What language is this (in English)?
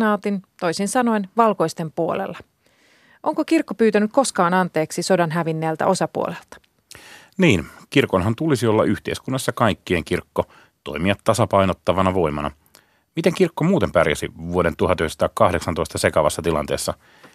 Finnish